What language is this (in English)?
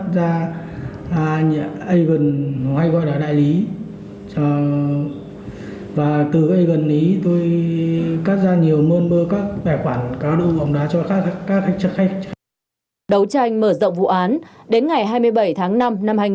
Vietnamese